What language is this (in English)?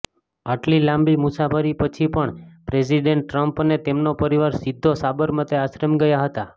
Gujarati